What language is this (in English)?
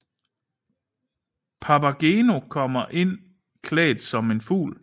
Danish